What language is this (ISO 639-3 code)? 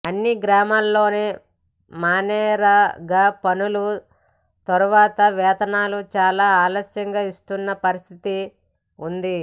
tel